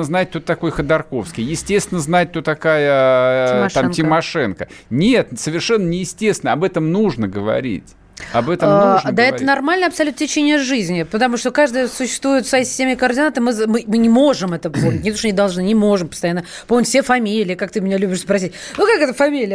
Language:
Russian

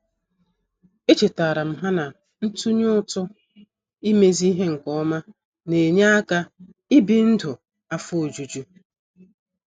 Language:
Igbo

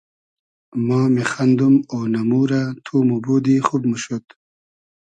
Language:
Hazaragi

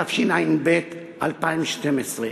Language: Hebrew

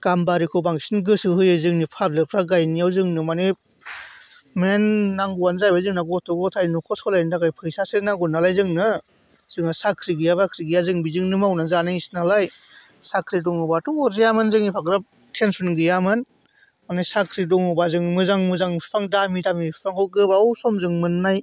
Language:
Bodo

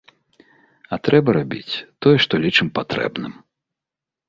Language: Belarusian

